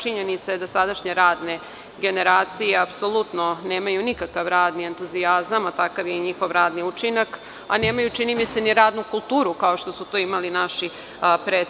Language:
Serbian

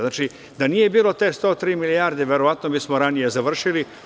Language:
Serbian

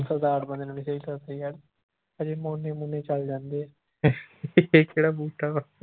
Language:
Punjabi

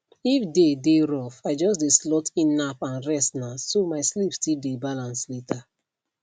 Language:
Nigerian Pidgin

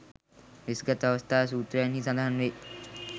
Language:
Sinhala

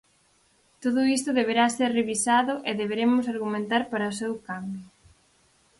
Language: Galician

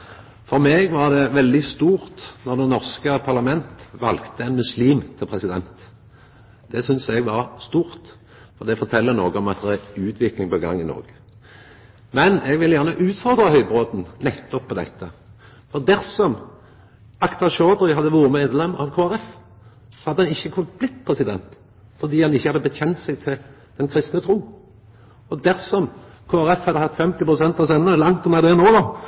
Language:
Norwegian Nynorsk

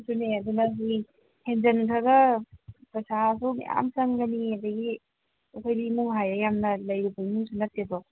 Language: Manipuri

